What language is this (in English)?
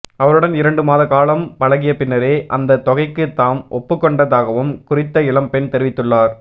Tamil